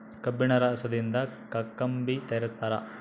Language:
Kannada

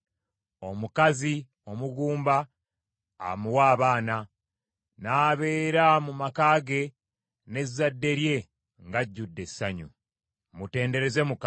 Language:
Ganda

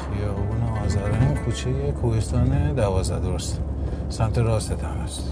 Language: Persian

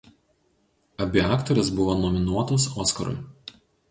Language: Lithuanian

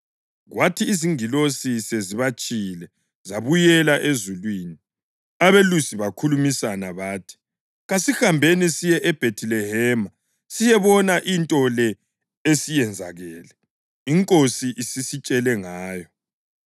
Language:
North Ndebele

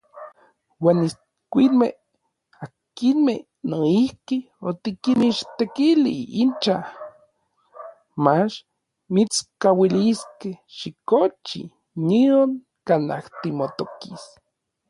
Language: Orizaba Nahuatl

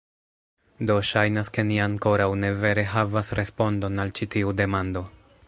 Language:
Esperanto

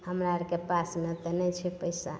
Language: Maithili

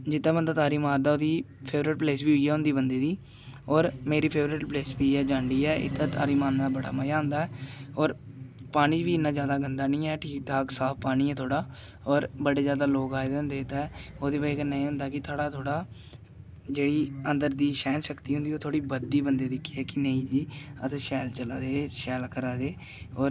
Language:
Dogri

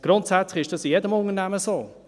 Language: Swiss German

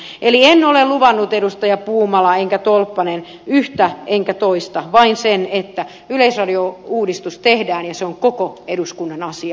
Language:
Finnish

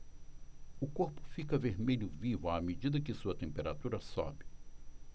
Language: Portuguese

